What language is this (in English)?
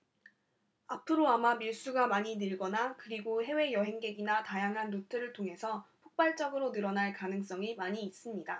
Korean